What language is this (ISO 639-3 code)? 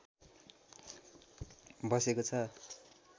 nep